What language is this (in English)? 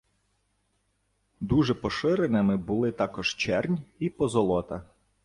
Ukrainian